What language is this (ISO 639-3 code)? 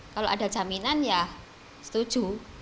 ind